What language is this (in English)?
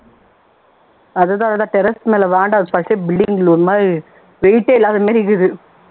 Tamil